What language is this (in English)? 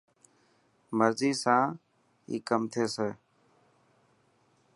Dhatki